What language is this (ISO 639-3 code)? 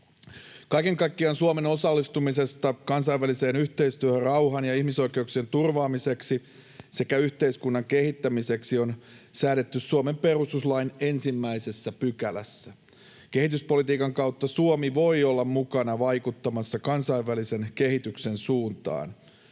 fin